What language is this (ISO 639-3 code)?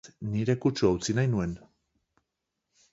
eus